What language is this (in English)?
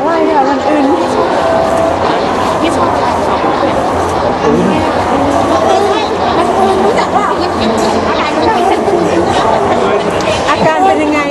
Thai